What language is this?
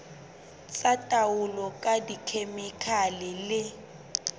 Southern Sotho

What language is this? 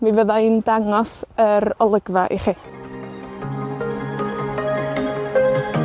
Welsh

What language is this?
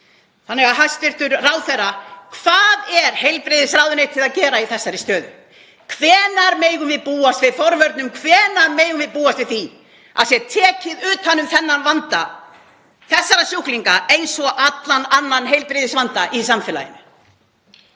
Icelandic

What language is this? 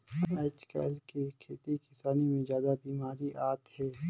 Chhattisgarhi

